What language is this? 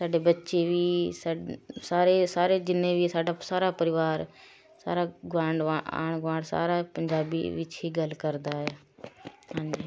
Punjabi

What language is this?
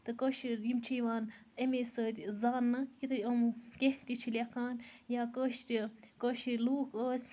Kashmiri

